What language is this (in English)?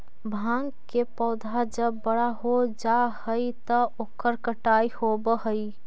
Magahi